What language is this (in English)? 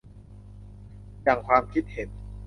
Thai